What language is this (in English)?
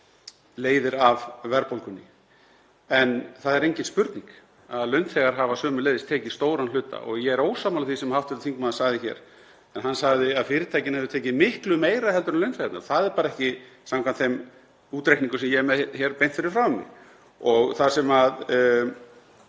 Icelandic